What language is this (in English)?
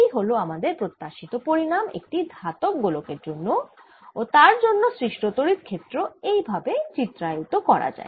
Bangla